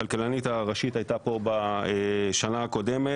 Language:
Hebrew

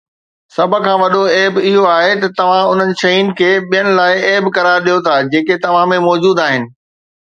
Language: Sindhi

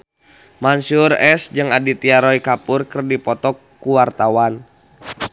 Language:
Sundanese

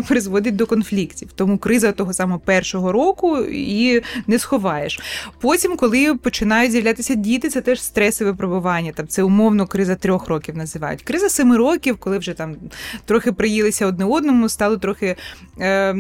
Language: Ukrainian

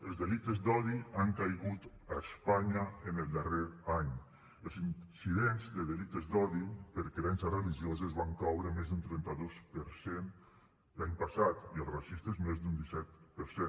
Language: Catalan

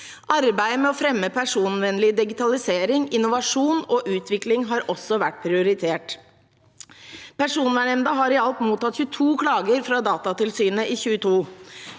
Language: Norwegian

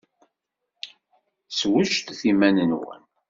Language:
Kabyle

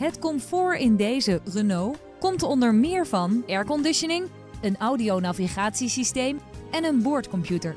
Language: Dutch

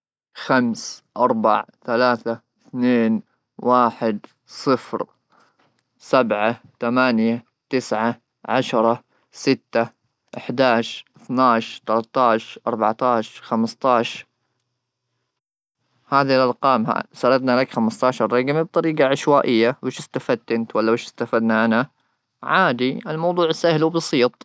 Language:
Gulf Arabic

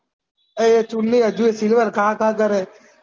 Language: Gujarati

